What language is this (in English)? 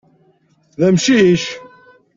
Kabyle